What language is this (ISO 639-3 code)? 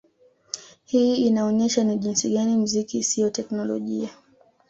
swa